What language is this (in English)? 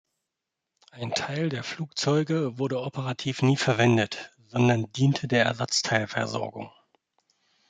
German